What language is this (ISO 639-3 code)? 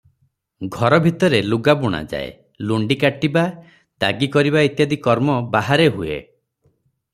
ori